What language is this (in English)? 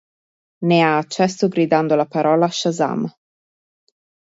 Italian